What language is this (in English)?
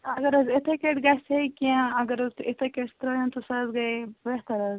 Kashmiri